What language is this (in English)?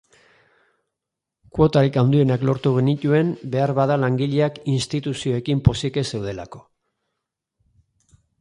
Basque